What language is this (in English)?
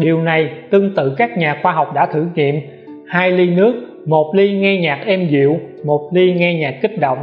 Vietnamese